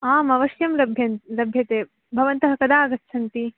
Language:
Sanskrit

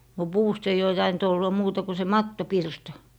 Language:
Finnish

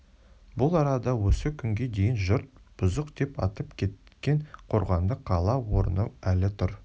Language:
Kazakh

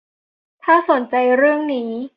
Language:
Thai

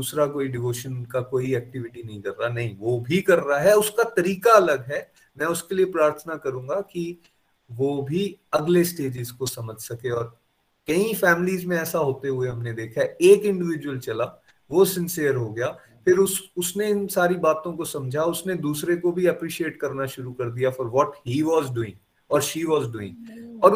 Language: Hindi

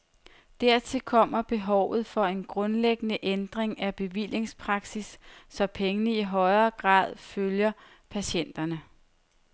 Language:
Danish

